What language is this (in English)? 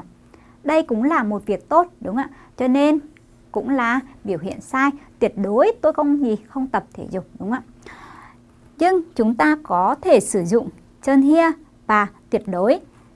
Vietnamese